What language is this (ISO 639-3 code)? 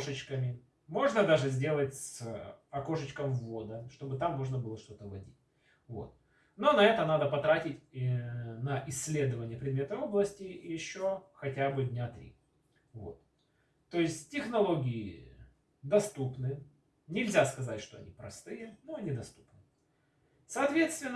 rus